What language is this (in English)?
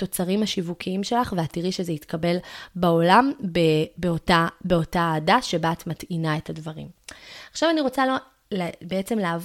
Hebrew